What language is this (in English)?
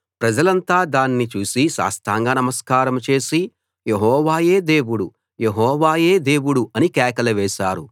Telugu